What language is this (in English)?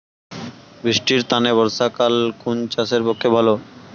Bangla